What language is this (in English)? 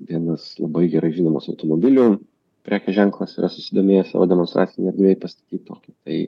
Lithuanian